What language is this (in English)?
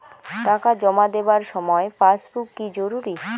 Bangla